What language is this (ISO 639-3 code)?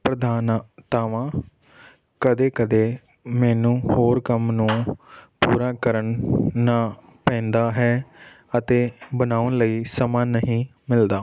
pan